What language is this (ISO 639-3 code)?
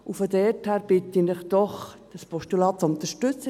gsw